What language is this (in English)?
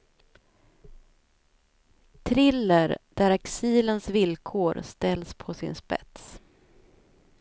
Swedish